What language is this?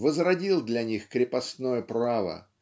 Russian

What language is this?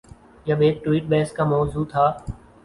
Urdu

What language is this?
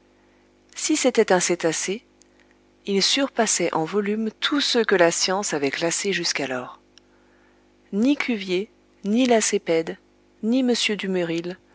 French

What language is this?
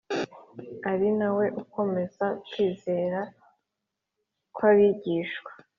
Kinyarwanda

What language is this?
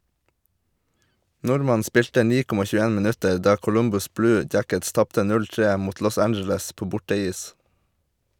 Norwegian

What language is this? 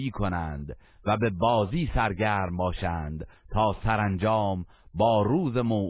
Persian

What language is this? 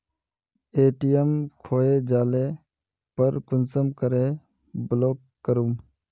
Magahi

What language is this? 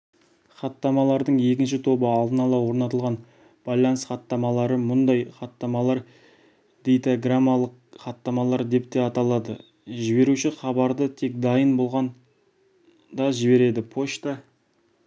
Kazakh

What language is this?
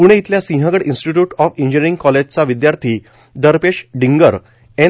Marathi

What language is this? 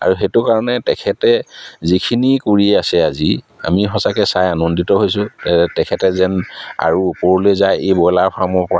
Assamese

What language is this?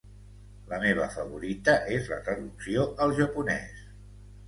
Catalan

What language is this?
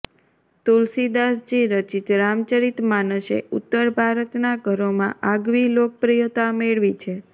Gujarati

